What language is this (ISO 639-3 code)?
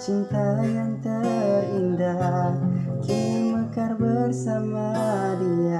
ind